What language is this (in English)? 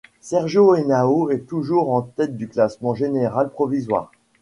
French